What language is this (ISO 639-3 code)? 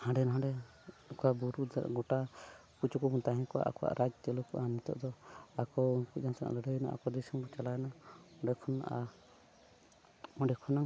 sat